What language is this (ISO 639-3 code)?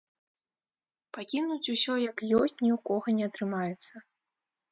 bel